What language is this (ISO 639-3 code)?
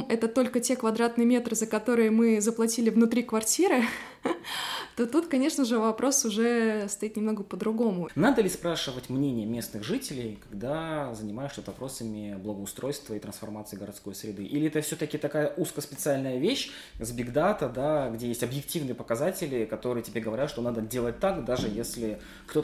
rus